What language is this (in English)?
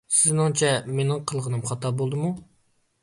Uyghur